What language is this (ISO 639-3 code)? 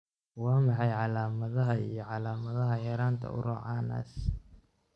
som